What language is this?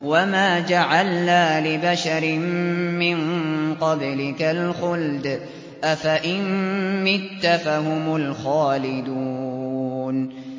Arabic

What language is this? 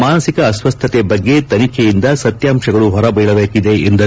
Kannada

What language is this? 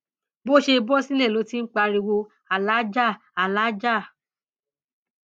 Yoruba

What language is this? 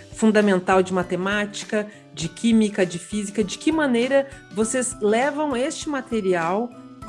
Portuguese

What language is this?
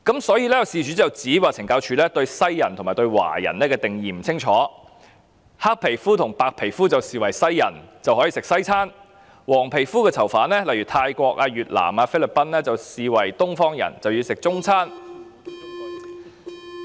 Cantonese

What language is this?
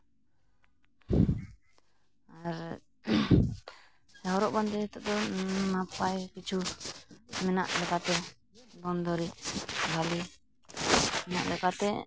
Santali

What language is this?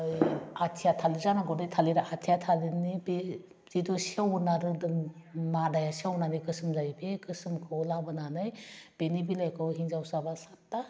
Bodo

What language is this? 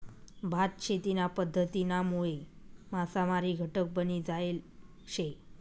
Marathi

